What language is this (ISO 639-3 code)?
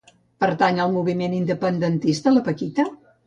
cat